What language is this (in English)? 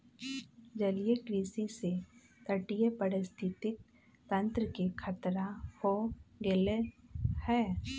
Magahi